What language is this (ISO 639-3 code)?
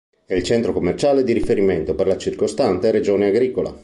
ita